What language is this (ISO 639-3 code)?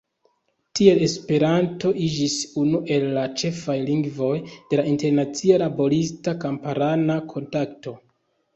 epo